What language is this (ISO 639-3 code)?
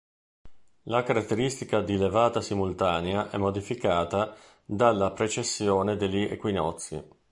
ita